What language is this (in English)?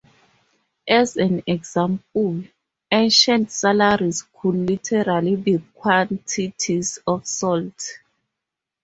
English